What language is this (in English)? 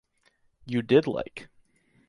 English